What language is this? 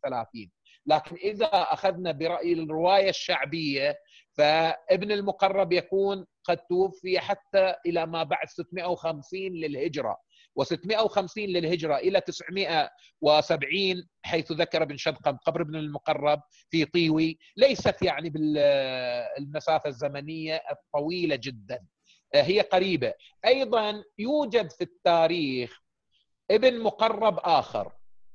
Arabic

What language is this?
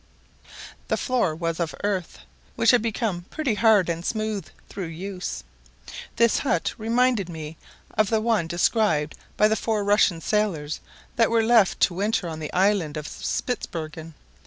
English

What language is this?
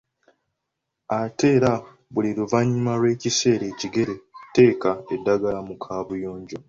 Ganda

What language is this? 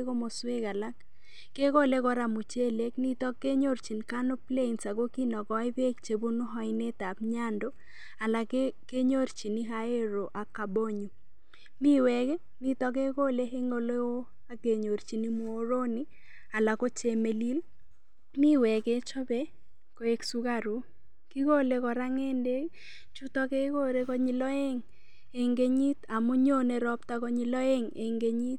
Kalenjin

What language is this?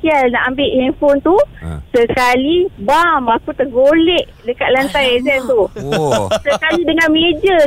Malay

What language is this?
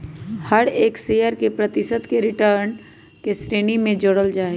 Magahi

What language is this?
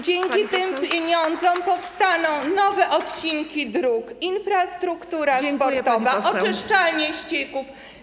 Polish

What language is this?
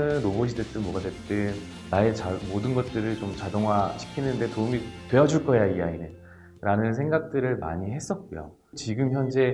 Korean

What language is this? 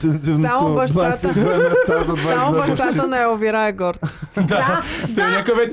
Bulgarian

